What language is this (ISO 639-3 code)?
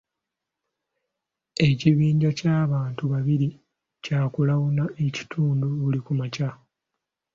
lug